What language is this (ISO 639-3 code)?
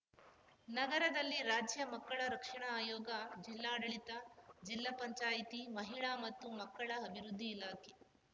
kan